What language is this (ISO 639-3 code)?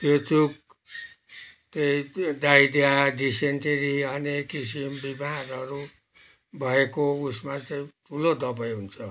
nep